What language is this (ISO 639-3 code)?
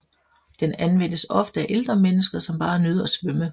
dan